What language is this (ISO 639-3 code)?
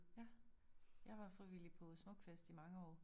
dan